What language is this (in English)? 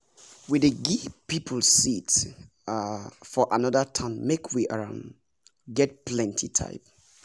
Nigerian Pidgin